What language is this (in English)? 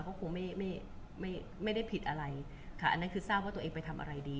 Thai